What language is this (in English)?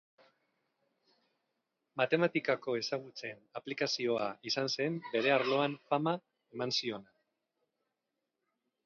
Basque